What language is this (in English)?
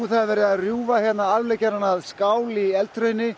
Icelandic